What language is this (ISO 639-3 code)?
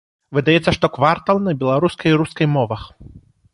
bel